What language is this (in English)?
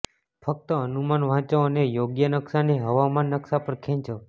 Gujarati